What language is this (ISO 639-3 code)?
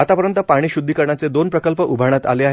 mar